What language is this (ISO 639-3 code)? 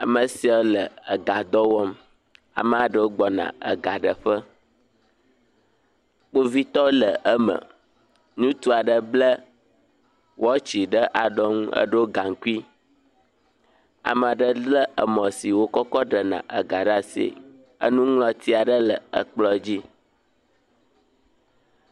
ewe